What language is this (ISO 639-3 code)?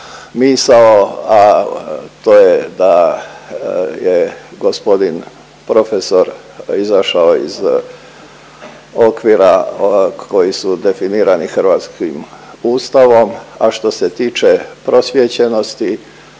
hrv